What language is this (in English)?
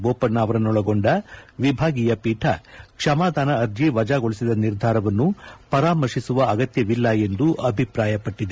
Kannada